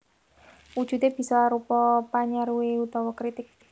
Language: Javanese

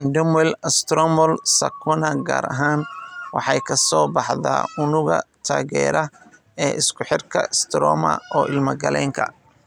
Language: Somali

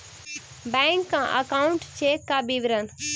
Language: Magahi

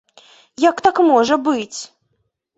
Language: Belarusian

